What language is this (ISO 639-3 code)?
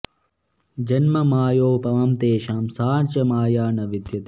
san